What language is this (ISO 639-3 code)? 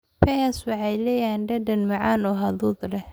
som